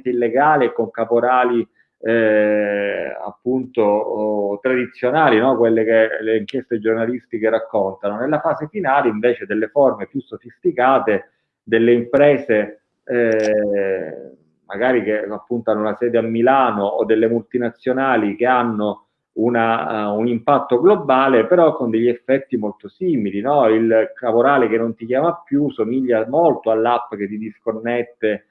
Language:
Italian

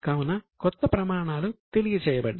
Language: Telugu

